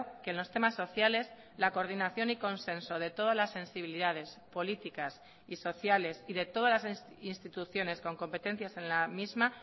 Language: Spanish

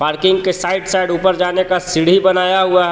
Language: Hindi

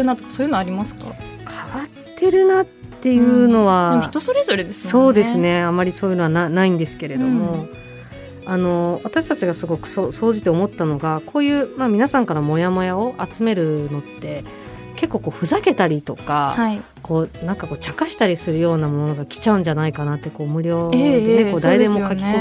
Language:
Japanese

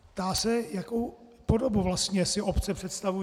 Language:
Czech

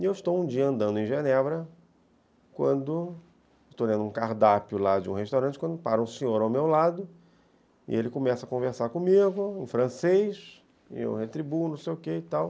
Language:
Portuguese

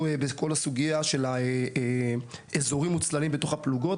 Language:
Hebrew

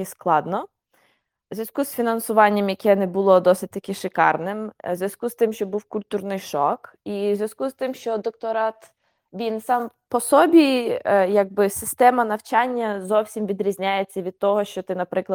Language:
Ukrainian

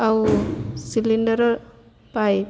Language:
Odia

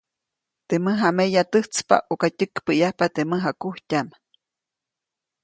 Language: Copainalá Zoque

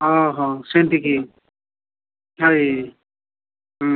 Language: Odia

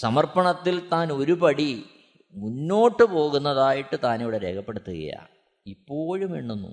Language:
Malayalam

